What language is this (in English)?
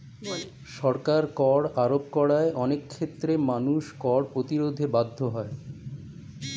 Bangla